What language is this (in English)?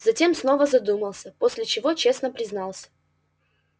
Russian